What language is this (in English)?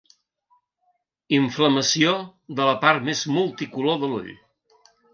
Catalan